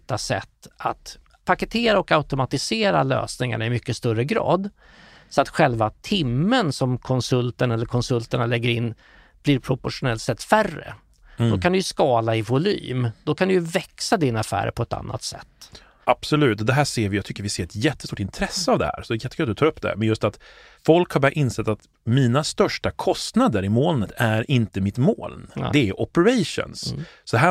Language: Swedish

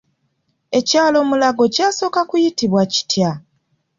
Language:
Ganda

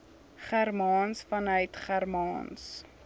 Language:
Afrikaans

